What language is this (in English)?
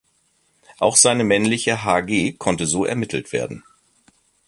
German